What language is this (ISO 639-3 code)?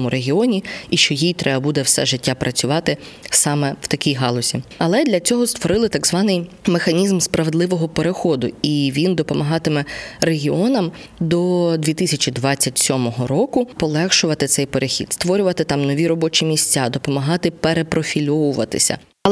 ukr